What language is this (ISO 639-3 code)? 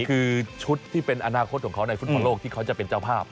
tha